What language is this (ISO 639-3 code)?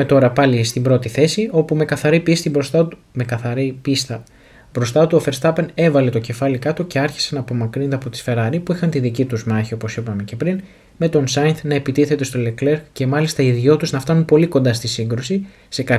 ell